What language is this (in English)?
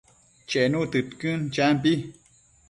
Matsés